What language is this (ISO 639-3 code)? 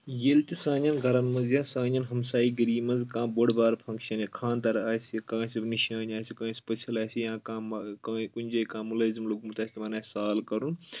kas